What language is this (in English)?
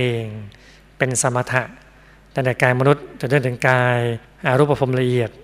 Thai